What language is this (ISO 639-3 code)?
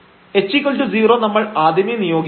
mal